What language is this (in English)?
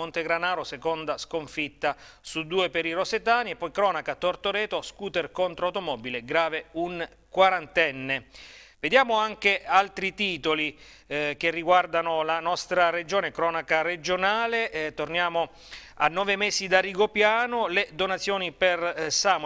Italian